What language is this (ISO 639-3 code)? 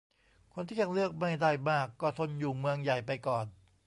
tha